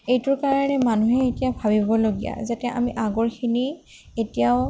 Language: Assamese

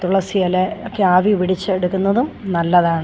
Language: Malayalam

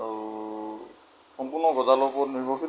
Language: Assamese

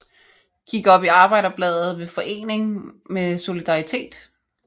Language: Danish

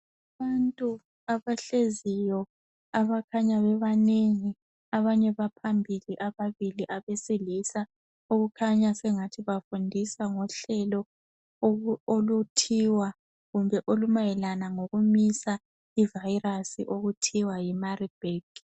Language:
North Ndebele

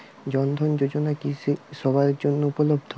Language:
Bangla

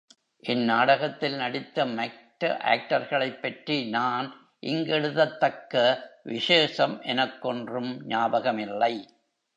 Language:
Tamil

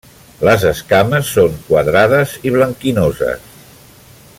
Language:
Catalan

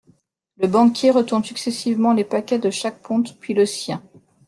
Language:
French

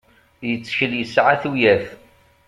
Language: Kabyle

